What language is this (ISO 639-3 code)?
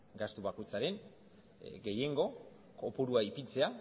eus